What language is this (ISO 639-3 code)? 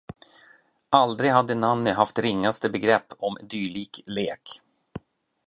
swe